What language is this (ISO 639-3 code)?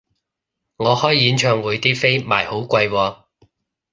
yue